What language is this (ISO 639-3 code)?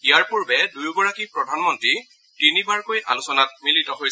asm